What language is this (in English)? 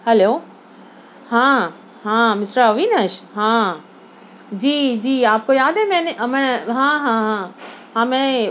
Urdu